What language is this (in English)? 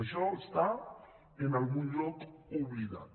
Catalan